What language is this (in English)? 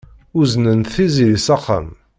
Kabyle